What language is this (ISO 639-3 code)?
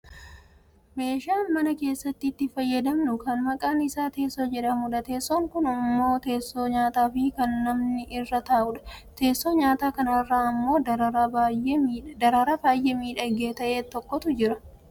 orm